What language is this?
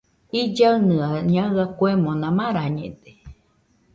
Nüpode Huitoto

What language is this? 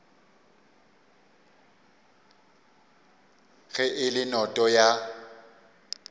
Northern Sotho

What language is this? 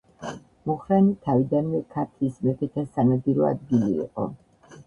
Georgian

